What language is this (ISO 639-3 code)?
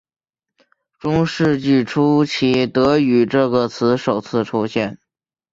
zho